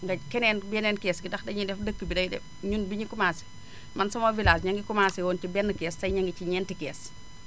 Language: Wolof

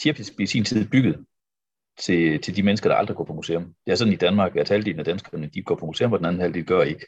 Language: Danish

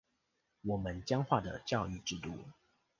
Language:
Chinese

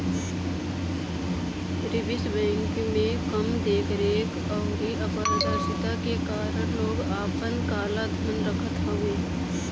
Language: Bhojpuri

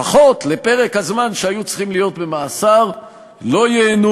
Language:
Hebrew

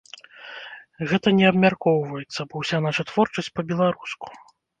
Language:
Belarusian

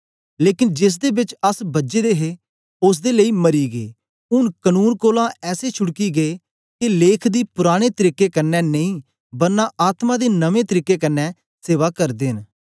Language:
Dogri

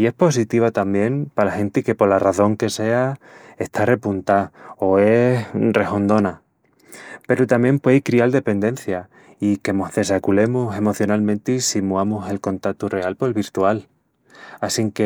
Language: Extremaduran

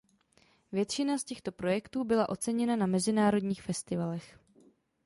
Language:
Czech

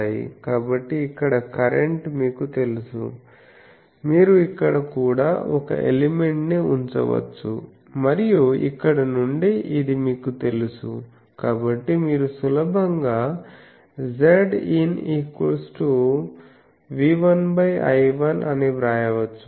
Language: Telugu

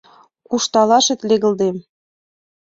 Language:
Mari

